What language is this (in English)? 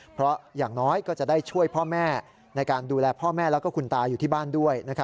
Thai